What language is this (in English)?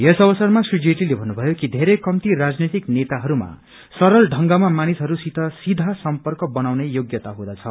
Nepali